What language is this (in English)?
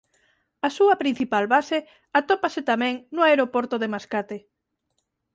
Galician